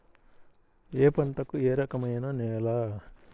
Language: Telugu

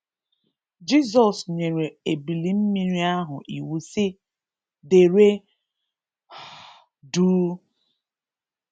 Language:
Igbo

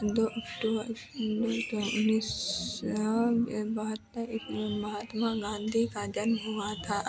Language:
Hindi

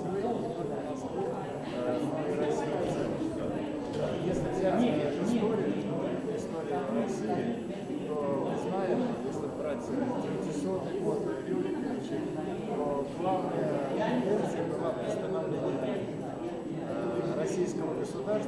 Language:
Russian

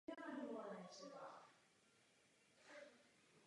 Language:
Czech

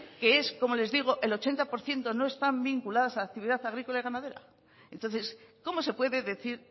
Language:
Spanish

